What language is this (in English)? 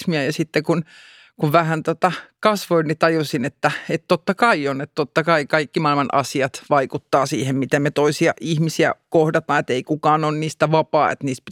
Finnish